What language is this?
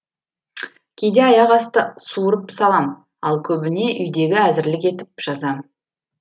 Kazakh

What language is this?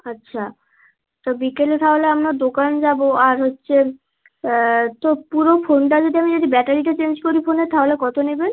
Bangla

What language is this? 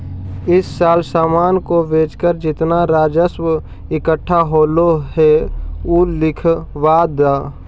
Magahi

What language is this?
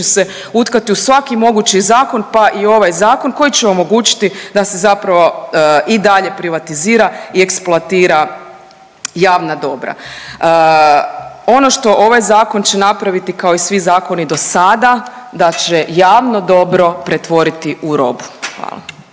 Croatian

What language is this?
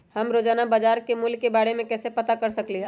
Magahi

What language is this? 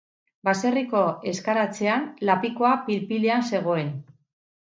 Basque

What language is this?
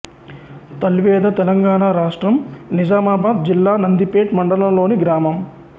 Telugu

